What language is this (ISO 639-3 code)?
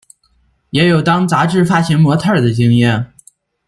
zho